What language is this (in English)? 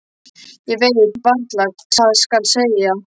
Icelandic